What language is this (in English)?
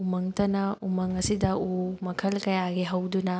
Manipuri